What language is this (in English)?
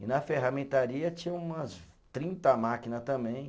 Portuguese